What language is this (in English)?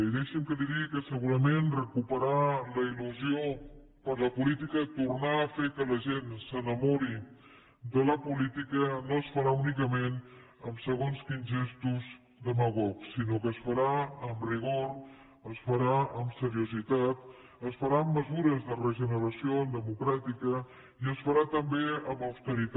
Catalan